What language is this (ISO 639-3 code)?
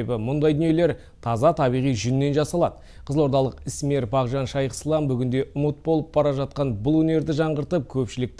tur